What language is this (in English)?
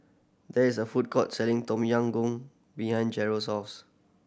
English